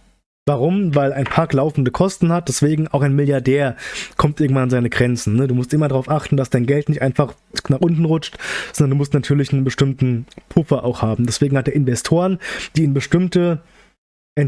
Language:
German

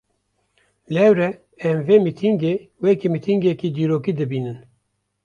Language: Kurdish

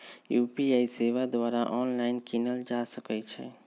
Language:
Magahi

